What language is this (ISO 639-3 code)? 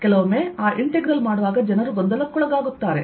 kan